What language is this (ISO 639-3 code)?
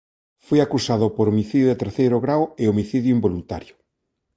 glg